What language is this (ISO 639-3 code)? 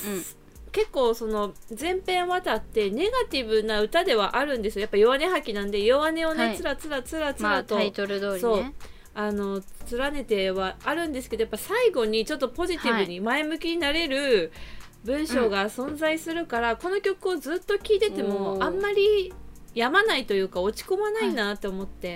jpn